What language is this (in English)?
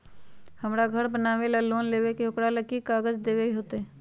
Magahi